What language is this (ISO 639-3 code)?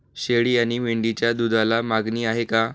mar